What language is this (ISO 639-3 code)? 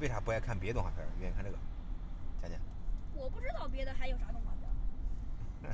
zho